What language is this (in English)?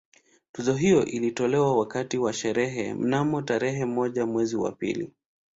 Swahili